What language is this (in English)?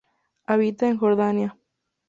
Spanish